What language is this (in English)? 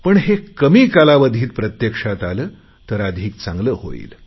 Marathi